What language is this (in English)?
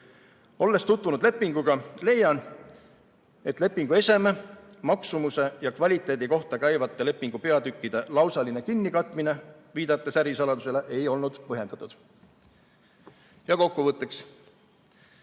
Estonian